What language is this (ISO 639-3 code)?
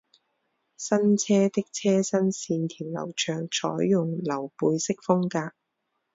zho